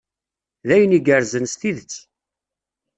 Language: Kabyle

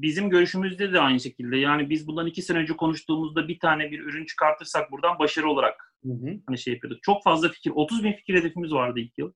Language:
Turkish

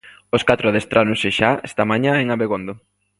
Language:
Galician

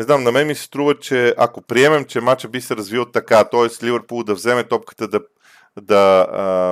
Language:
Bulgarian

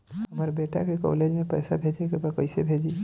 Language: Bhojpuri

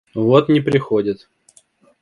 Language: Russian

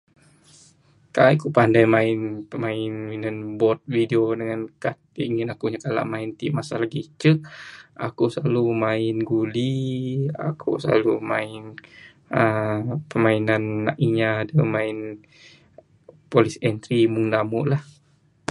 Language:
Bukar-Sadung Bidayuh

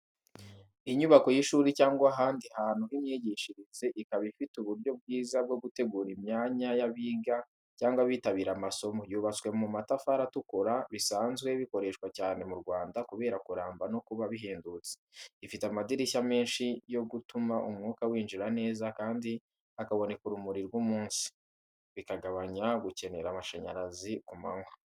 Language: Kinyarwanda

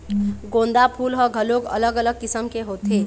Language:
Chhattisgarhi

